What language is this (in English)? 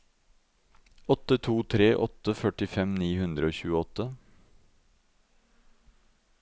Norwegian